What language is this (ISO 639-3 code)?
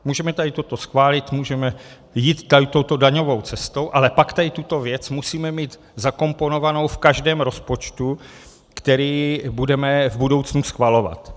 ces